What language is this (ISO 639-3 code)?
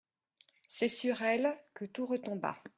fra